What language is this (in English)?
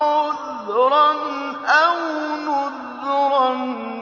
Arabic